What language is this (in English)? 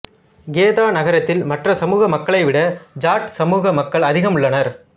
Tamil